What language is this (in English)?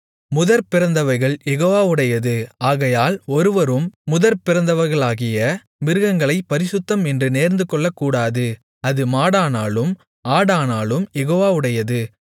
Tamil